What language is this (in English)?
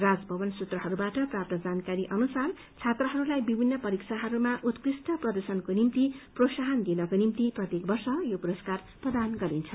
Nepali